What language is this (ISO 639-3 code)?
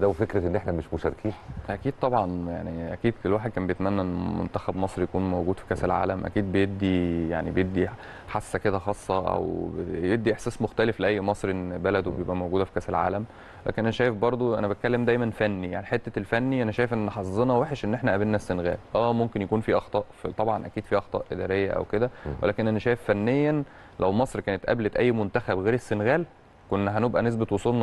ara